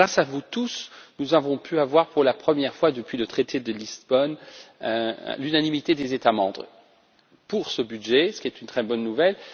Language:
French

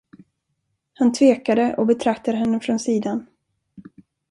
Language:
Swedish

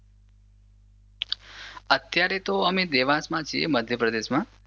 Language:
Gujarati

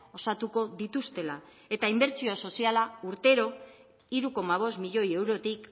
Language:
Basque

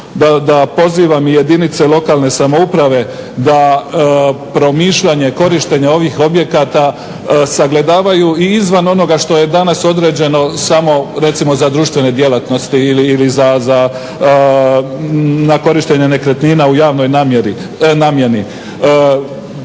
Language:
Croatian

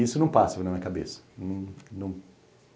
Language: Portuguese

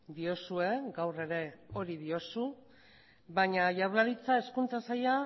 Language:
Basque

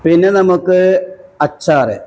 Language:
Malayalam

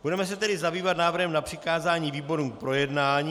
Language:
Czech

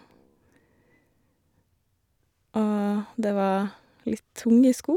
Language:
Norwegian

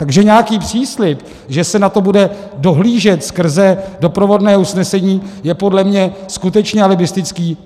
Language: Czech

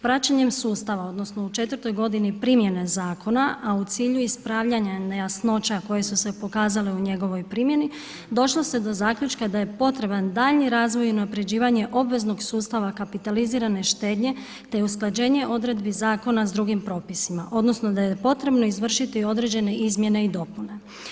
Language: Croatian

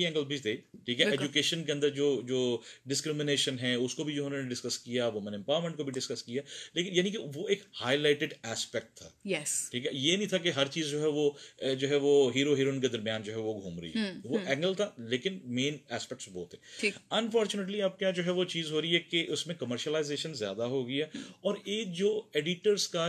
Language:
Urdu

